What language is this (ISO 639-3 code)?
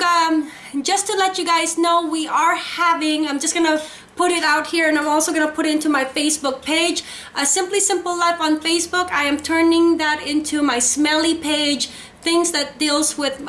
eng